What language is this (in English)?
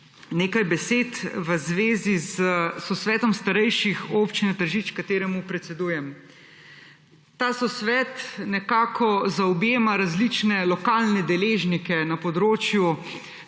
Slovenian